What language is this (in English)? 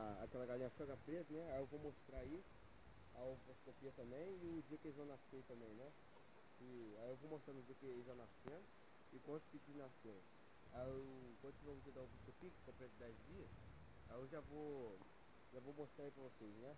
Portuguese